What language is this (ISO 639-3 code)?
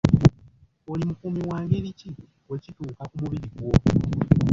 lug